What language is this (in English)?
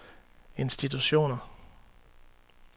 Danish